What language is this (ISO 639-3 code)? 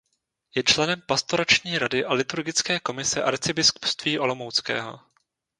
ces